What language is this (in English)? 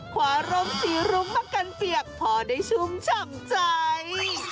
Thai